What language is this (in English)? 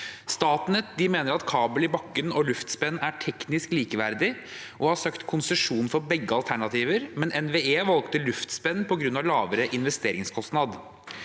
Norwegian